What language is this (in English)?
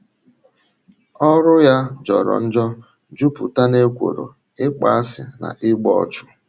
Igbo